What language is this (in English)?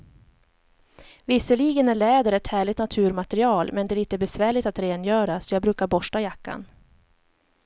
Swedish